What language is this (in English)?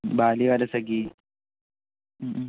Malayalam